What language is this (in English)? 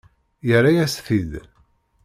Kabyle